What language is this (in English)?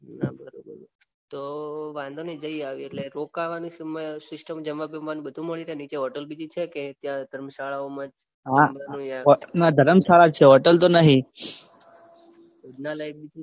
Gujarati